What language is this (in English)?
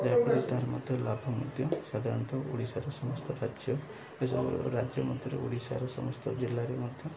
Odia